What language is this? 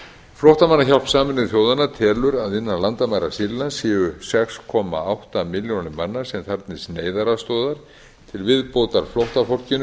Icelandic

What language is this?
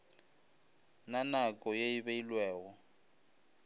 Northern Sotho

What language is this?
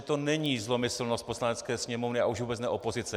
Czech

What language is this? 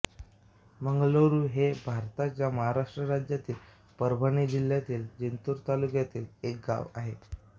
Marathi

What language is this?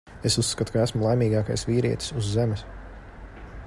Latvian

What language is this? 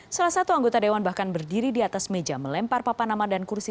Indonesian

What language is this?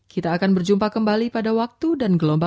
Indonesian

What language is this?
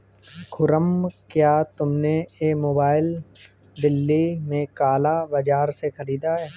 Hindi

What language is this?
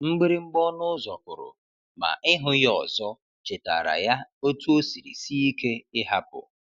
Igbo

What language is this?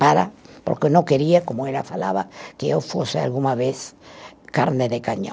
Portuguese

